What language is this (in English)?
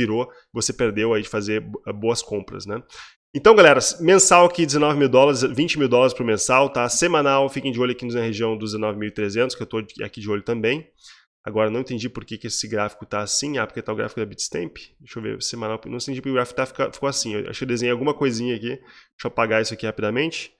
Portuguese